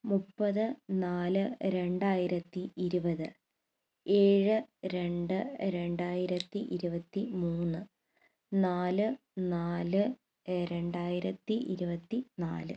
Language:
Malayalam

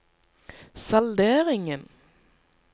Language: Norwegian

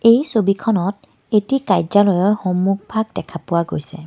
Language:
Assamese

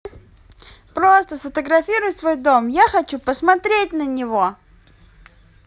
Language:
Russian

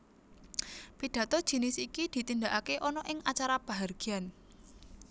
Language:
Javanese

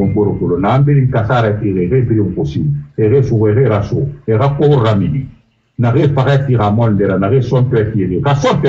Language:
French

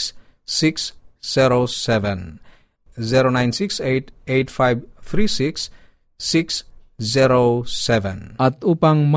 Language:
Filipino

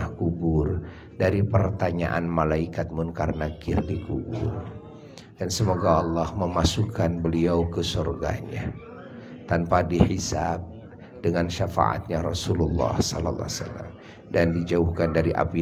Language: Indonesian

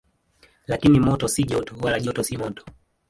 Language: Swahili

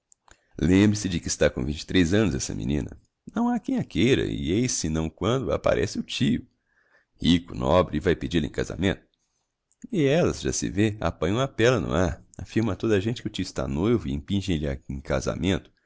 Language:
Portuguese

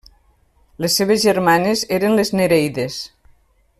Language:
Catalan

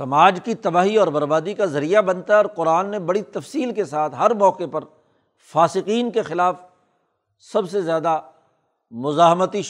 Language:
Urdu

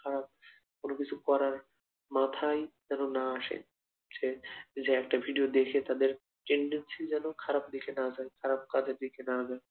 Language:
Bangla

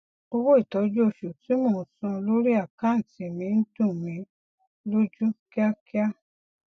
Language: Yoruba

